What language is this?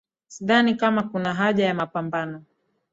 Swahili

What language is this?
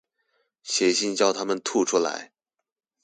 Chinese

